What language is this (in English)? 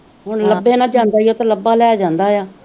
Punjabi